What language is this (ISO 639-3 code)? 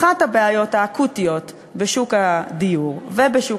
heb